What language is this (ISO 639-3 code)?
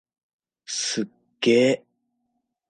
jpn